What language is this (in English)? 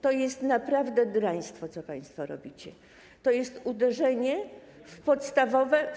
Polish